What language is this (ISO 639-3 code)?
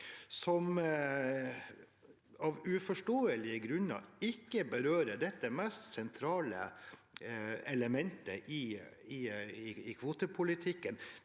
nor